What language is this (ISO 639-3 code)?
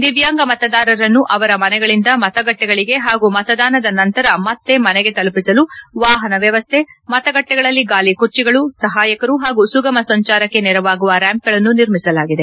kan